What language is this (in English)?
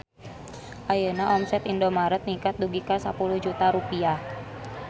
Sundanese